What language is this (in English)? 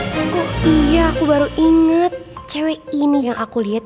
Indonesian